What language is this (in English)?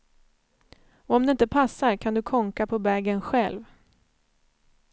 Swedish